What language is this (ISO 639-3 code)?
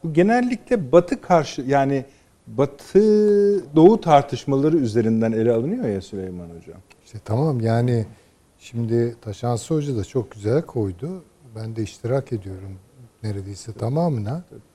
tur